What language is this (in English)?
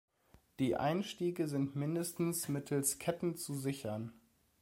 German